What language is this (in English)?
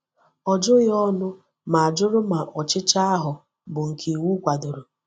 Igbo